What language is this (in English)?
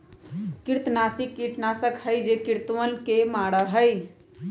Magahi